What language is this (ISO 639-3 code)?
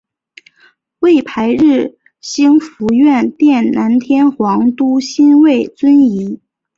zho